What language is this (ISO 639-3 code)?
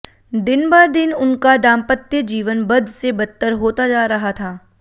hin